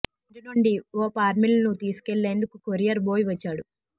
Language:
Telugu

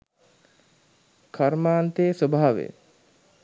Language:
Sinhala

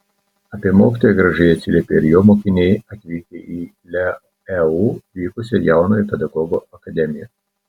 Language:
Lithuanian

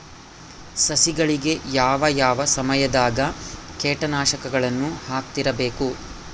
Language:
Kannada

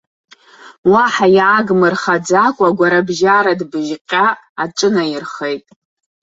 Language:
Abkhazian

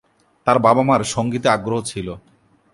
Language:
Bangla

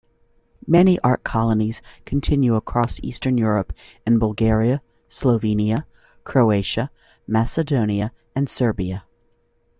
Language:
English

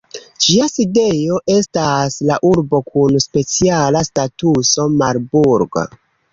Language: Esperanto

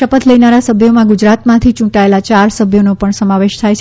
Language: Gujarati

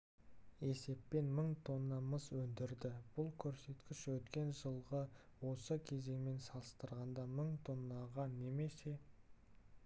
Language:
Kazakh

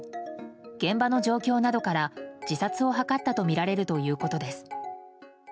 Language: Japanese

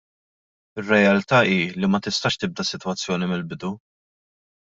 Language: Maltese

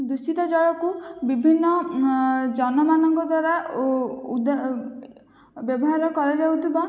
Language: Odia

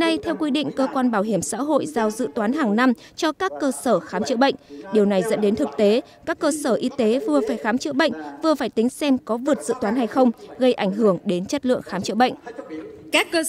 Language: Vietnamese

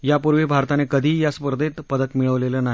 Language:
Marathi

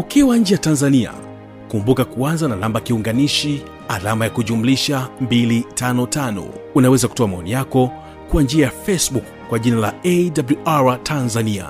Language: Swahili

